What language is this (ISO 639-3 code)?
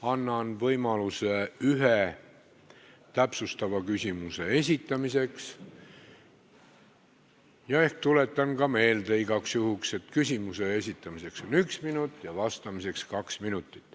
est